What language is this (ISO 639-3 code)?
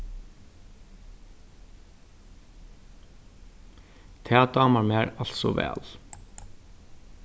fao